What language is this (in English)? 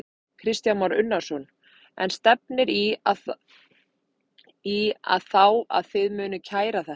Icelandic